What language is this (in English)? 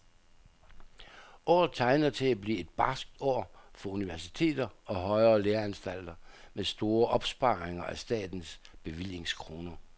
Danish